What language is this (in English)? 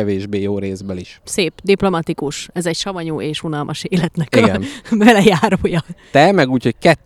Hungarian